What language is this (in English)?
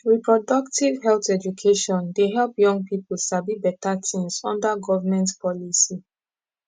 Nigerian Pidgin